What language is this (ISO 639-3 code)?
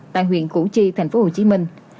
vie